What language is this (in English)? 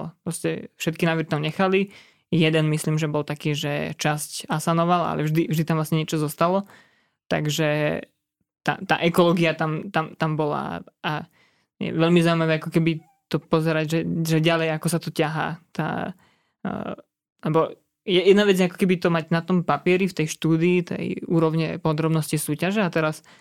Slovak